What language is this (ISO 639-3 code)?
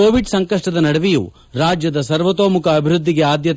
kan